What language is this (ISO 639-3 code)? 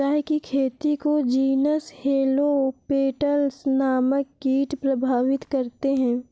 hin